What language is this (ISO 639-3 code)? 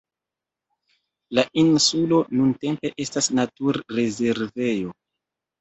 epo